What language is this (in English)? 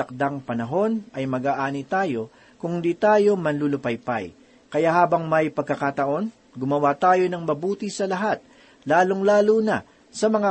Filipino